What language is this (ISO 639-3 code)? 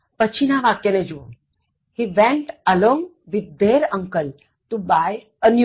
guj